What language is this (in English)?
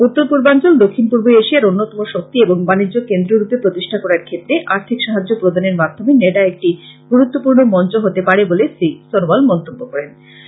Bangla